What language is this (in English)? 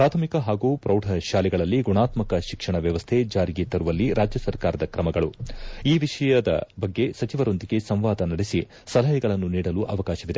Kannada